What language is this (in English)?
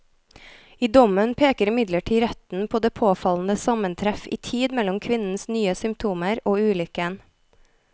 Norwegian